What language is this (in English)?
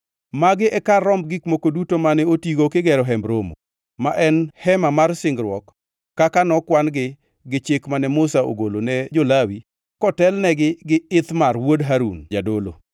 Luo (Kenya and Tanzania)